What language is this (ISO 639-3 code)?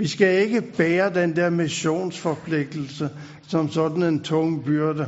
dan